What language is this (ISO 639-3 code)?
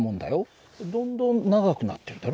jpn